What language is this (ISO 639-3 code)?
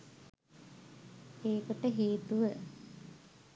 sin